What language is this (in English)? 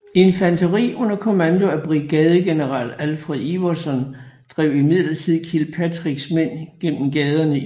Danish